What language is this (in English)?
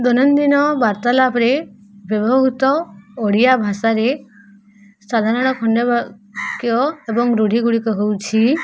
Odia